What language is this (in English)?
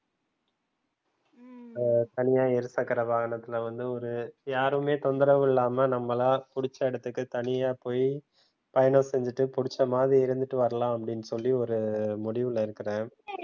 Tamil